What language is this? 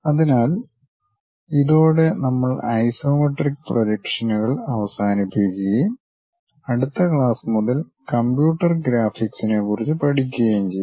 Malayalam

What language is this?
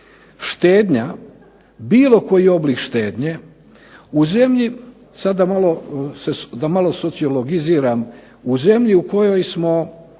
Croatian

